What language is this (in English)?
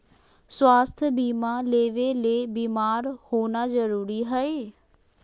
Magahi